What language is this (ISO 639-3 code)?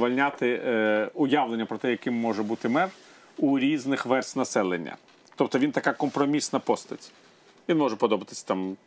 ukr